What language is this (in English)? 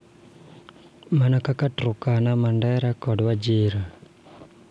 Luo (Kenya and Tanzania)